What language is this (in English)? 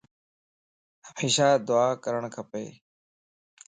Lasi